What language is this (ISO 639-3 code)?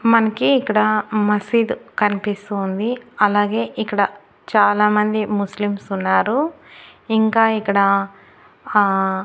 tel